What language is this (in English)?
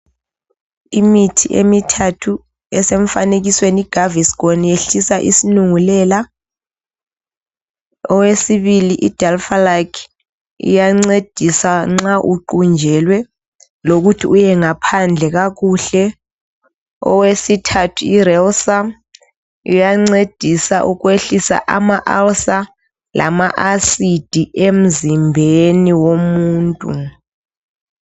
North Ndebele